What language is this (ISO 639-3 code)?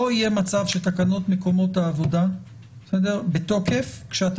heb